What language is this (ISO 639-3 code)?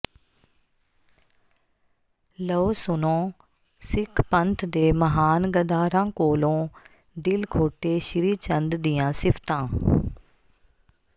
pan